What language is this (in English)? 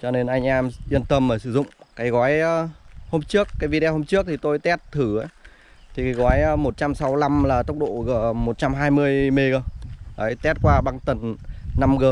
Vietnamese